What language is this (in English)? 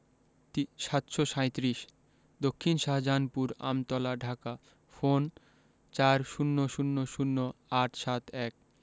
Bangla